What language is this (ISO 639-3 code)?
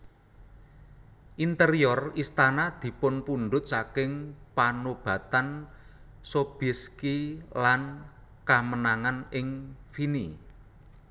jav